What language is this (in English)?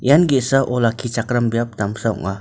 Garo